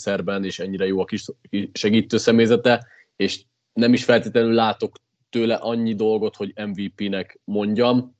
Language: Hungarian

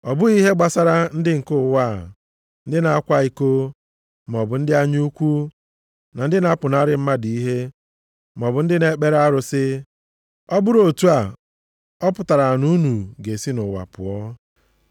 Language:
Igbo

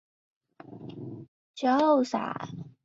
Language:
Chinese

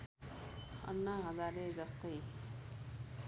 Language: Nepali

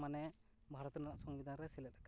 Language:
Santali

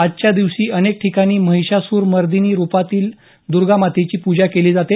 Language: Marathi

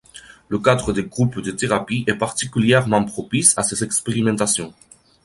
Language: French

